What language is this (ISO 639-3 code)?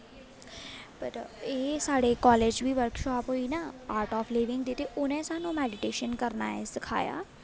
doi